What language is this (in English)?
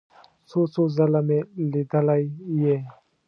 Pashto